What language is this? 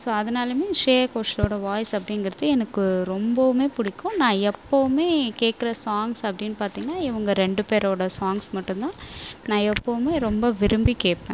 Tamil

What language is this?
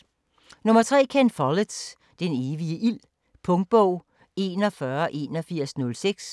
Danish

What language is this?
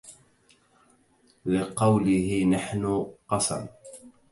Arabic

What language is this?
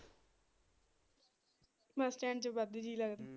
Punjabi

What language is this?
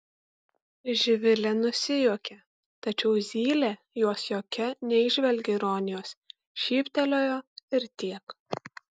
Lithuanian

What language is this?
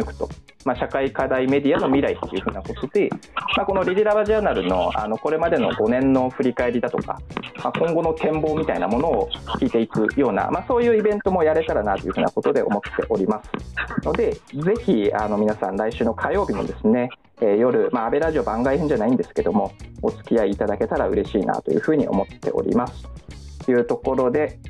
Japanese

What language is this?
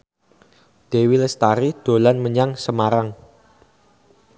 Javanese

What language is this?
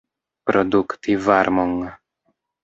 Esperanto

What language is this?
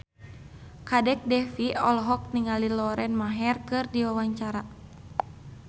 Sundanese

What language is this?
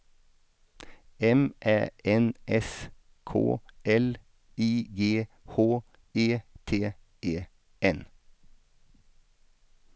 Swedish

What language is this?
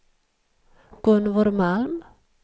Swedish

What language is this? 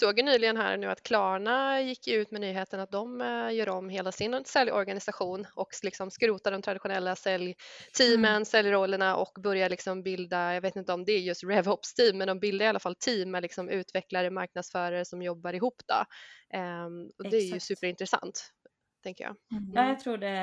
Swedish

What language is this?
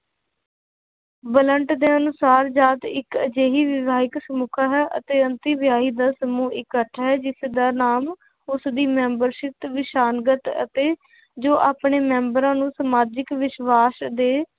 Punjabi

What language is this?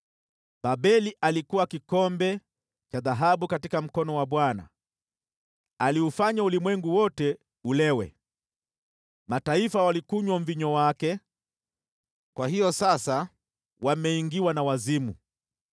Swahili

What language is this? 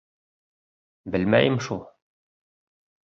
Bashkir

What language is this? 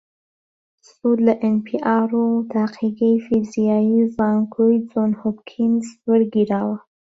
Central Kurdish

